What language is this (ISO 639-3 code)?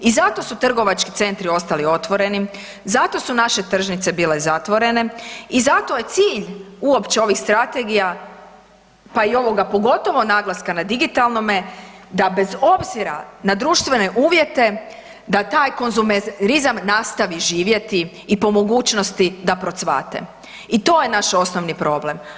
hrv